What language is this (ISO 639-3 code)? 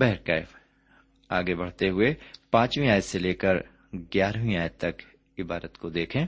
urd